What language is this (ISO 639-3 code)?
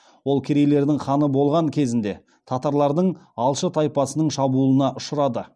kaz